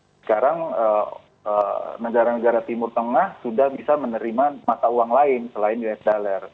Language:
Indonesian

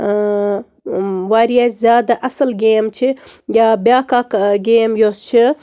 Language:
Kashmiri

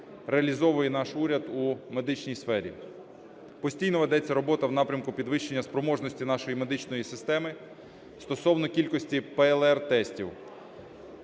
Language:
Ukrainian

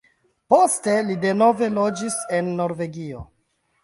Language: Esperanto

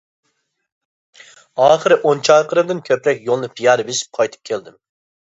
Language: Uyghur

